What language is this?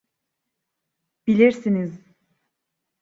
Turkish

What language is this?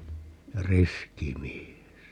Finnish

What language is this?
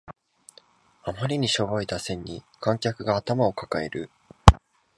Japanese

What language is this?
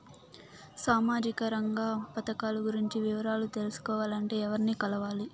Telugu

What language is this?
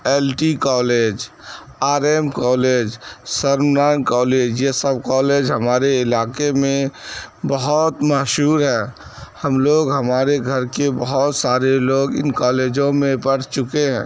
Urdu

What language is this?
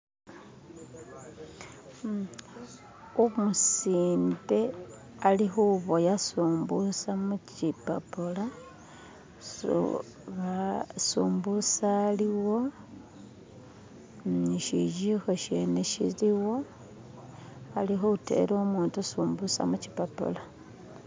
Masaaba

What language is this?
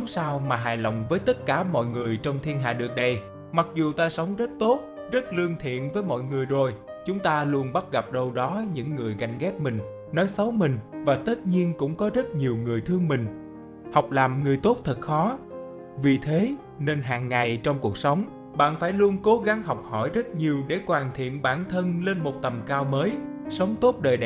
Vietnamese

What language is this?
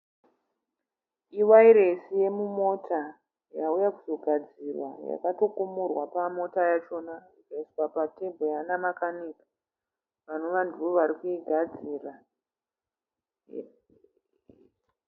Shona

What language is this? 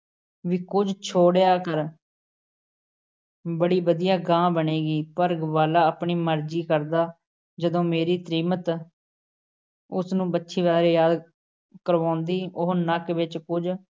Punjabi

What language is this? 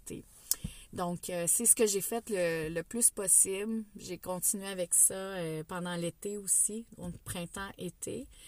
French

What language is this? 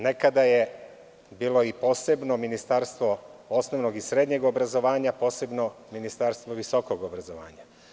Serbian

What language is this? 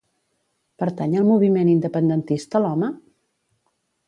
Catalan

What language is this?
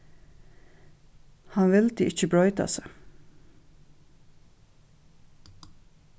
Faroese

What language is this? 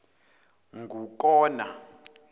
Zulu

